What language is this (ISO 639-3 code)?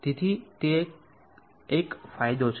guj